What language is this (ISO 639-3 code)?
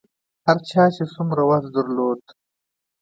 pus